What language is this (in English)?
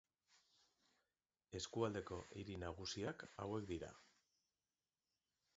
Basque